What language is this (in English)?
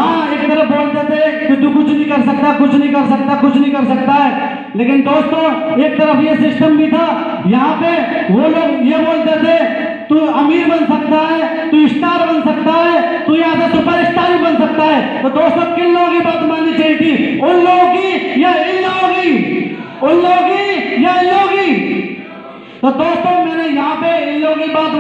Hindi